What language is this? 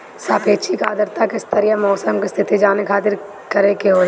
Bhojpuri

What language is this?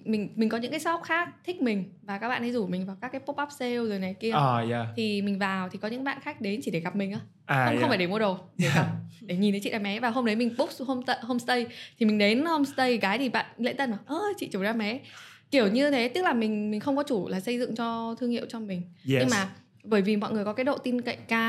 Vietnamese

